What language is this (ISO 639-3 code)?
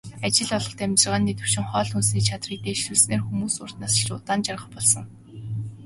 mon